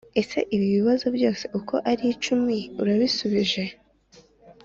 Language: Kinyarwanda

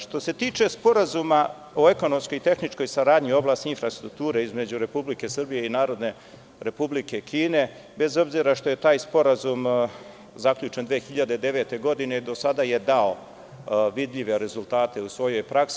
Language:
Serbian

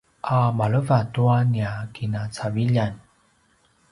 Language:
Paiwan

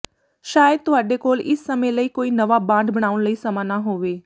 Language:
Punjabi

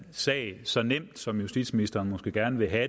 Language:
Danish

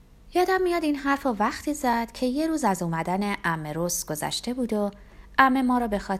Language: Persian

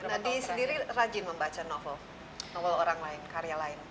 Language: Indonesian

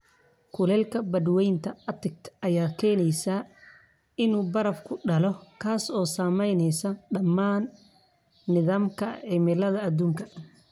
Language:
Somali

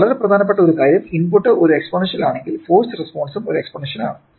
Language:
Malayalam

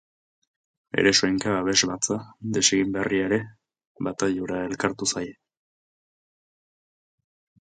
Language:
Basque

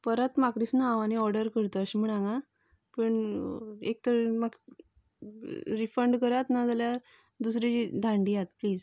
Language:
Konkani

